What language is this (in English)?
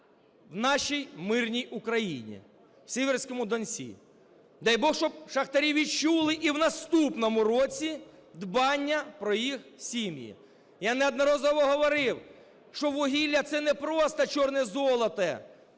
Ukrainian